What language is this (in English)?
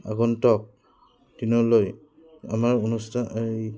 Assamese